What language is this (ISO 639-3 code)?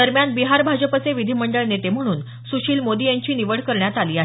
mar